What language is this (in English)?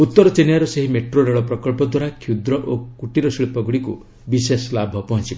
Odia